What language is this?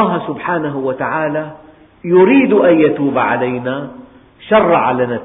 Arabic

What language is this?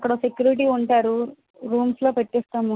Telugu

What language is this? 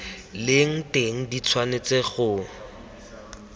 Tswana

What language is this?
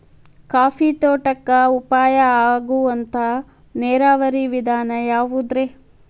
Kannada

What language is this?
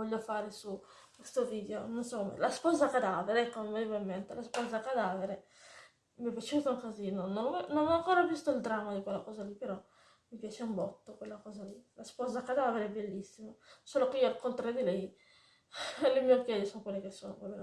Italian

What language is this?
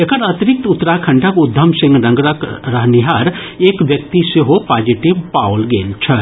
Maithili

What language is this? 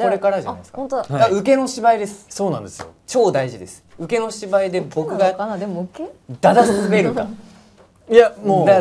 Japanese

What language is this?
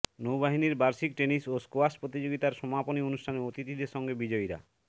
Bangla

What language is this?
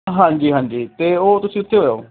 Punjabi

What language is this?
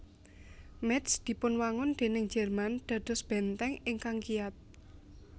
Javanese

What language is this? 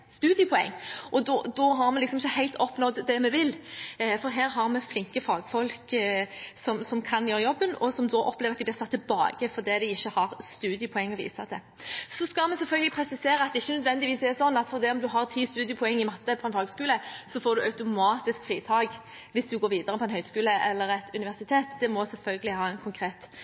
Norwegian Bokmål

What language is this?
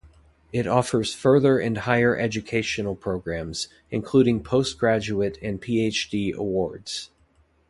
English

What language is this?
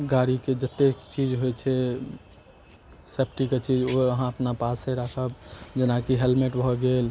Maithili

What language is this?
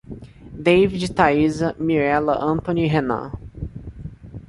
Portuguese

